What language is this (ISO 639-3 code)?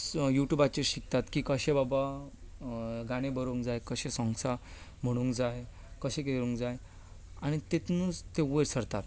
kok